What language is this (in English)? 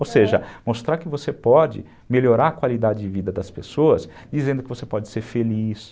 Portuguese